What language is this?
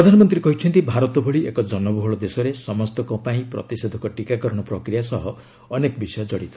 Odia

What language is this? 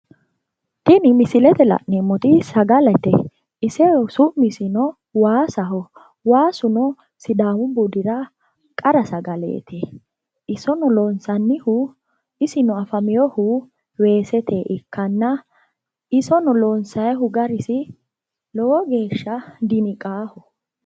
Sidamo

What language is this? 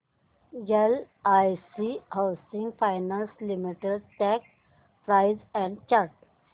Marathi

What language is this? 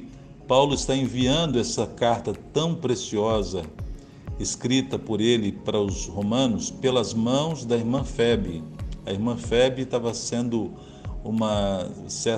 Portuguese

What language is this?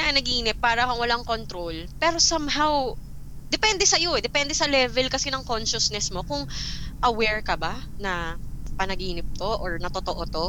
Filipino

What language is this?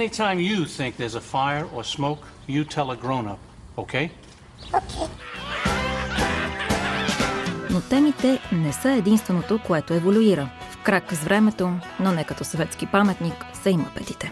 Bulgarian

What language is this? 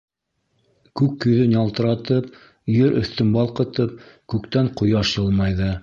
Bashkir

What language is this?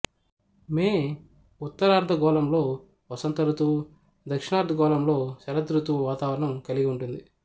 Telugu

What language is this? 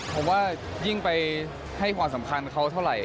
Thai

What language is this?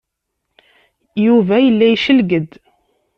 Kabyle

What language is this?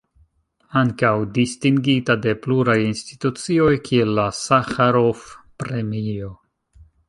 Esperanto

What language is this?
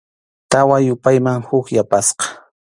Arequipa-La Unión Quechua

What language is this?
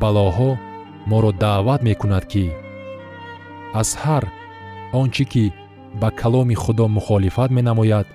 Persian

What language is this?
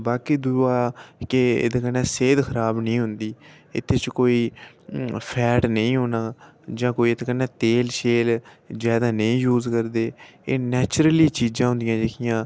Dogri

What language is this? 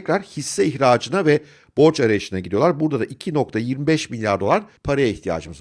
Turkish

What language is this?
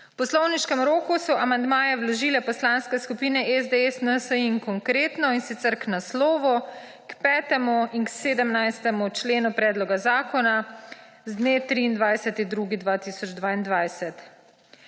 Slovenian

